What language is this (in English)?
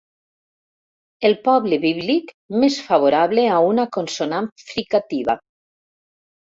Catalan